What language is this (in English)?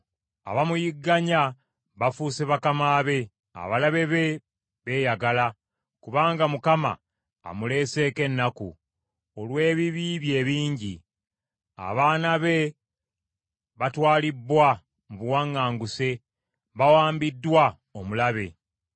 Ganda